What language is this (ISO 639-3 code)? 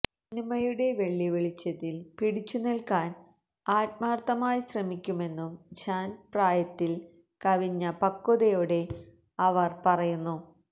mal